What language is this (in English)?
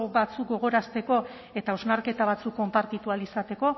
Basque